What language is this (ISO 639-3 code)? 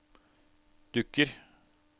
nor